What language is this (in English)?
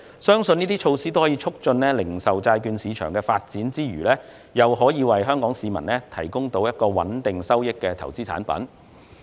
Cantonese